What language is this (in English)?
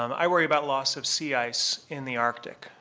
English